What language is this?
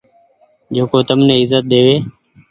Goaria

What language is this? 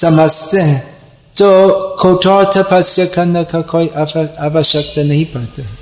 Hindi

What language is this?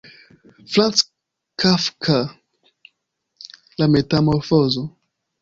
Esperanto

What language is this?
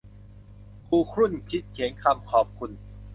Thai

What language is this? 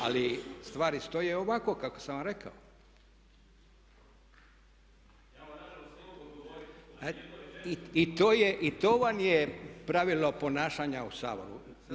Croatian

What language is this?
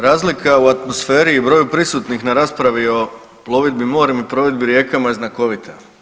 Croatian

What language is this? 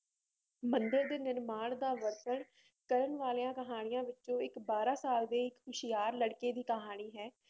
Punjabi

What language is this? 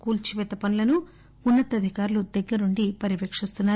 Telugu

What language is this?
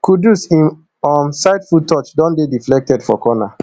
Nigerian Pidgin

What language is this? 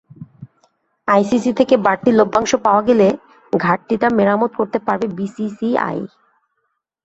Bangla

